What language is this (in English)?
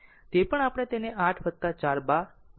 Gujarati